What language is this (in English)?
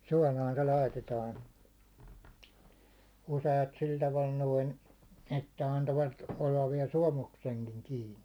Finnish